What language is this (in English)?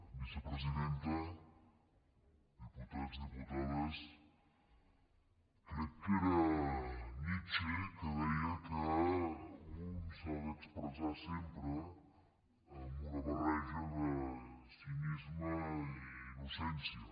Catalan